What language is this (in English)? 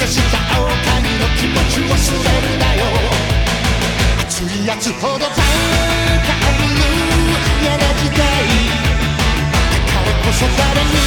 Korean